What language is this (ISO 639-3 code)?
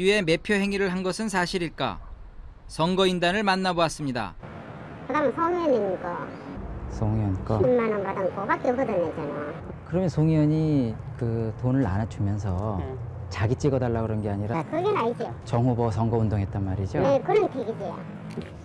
kor